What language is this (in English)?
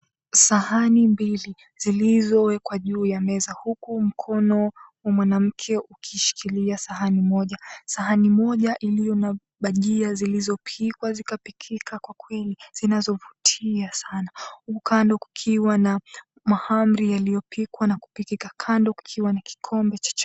Swahili